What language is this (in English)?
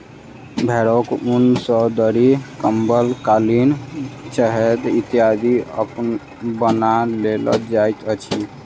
Maithili